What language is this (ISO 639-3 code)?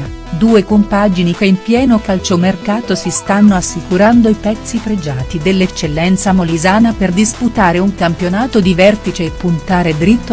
ita